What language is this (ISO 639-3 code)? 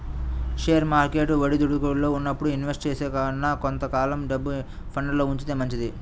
tel